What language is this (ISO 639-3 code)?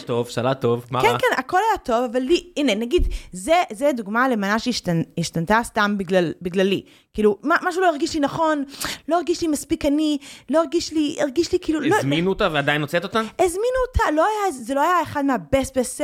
heb